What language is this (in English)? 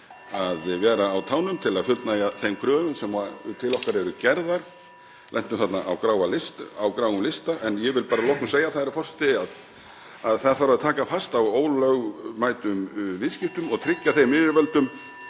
Icelandic